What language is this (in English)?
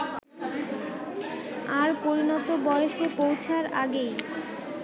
Bangla